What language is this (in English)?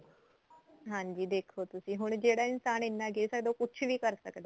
Punjabi